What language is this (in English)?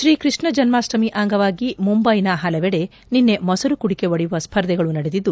Kannada